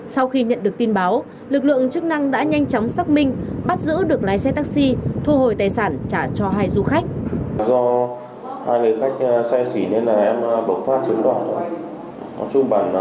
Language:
Vietnamese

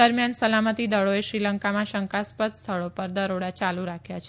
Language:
Gujarati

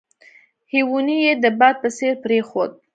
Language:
Pashto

